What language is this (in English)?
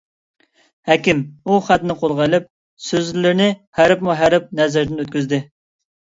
Uyghur